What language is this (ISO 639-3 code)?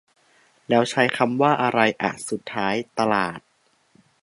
tha